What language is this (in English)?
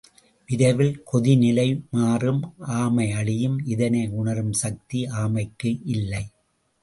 Tamil